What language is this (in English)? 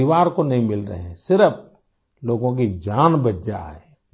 Urdu